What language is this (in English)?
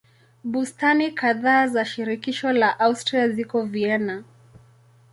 Swahili